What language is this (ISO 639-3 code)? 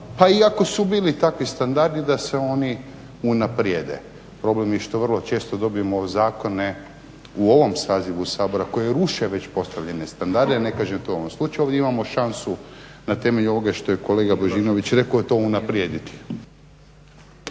hrv